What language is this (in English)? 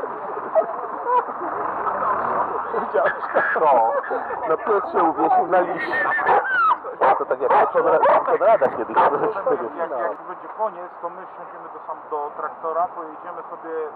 Polish